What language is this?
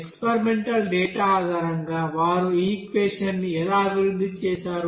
Telugu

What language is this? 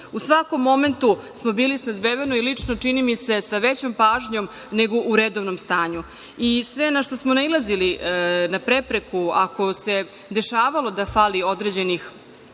Serbian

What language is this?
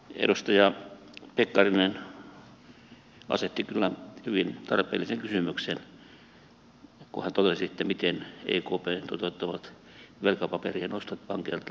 Finnish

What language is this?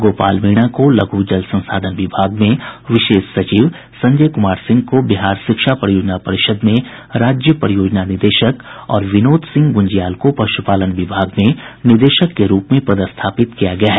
Hindi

